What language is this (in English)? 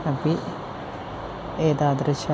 Sanskrit